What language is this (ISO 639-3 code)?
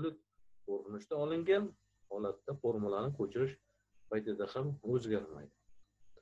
tur